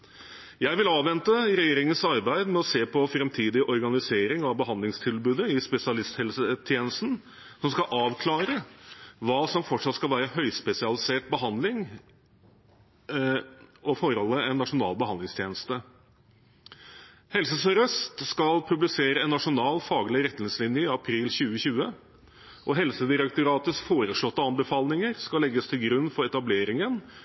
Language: Norwegian Bokmål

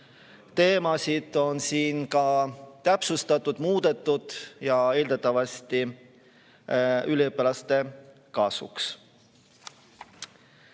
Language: Estonian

